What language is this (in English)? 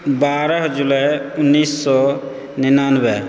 Maithili